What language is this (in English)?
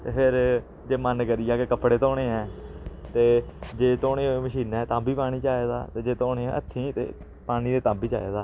Dogri